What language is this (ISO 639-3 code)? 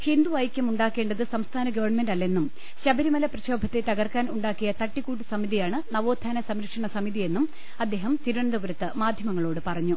mal